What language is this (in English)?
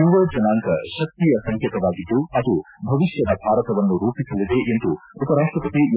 Kannada